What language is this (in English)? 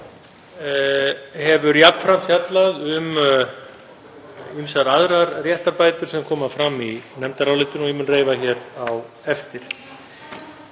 Icelandic